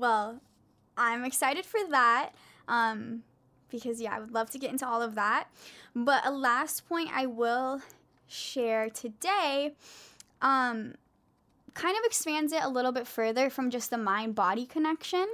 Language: English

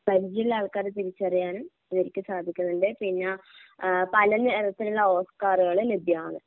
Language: Malayalam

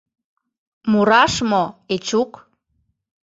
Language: Mari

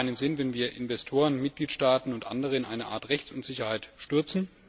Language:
German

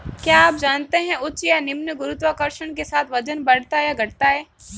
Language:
Hindi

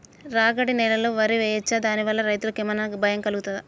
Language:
Telugu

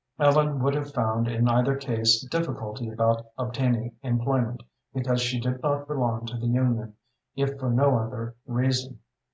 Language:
English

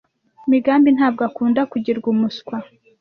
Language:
Kinyarwanda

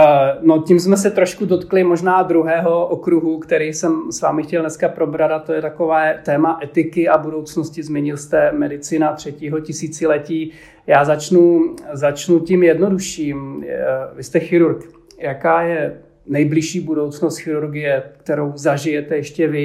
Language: Czech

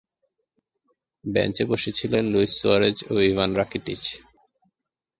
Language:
Bangla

